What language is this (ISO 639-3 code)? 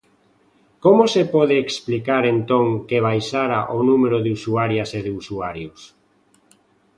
glg